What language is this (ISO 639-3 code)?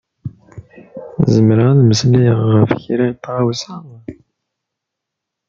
kab